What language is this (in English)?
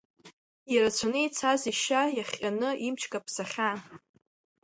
Abkhazian